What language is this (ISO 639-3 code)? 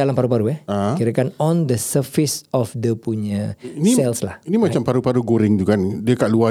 msa